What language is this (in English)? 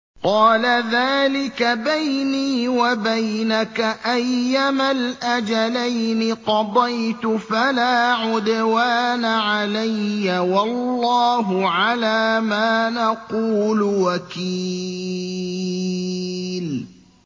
Arabic